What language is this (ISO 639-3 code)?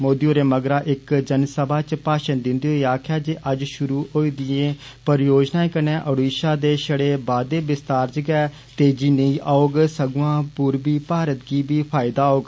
doi